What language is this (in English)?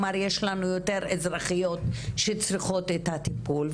Hebrew